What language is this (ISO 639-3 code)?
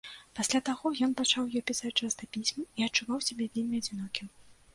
bel